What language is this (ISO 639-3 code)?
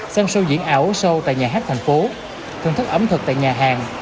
vie